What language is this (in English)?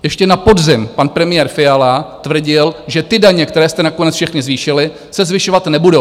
Czech